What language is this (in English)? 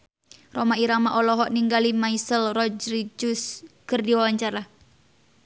Sundanese